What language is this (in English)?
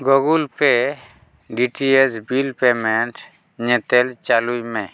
Santali